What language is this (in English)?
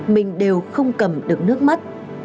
Vietnamese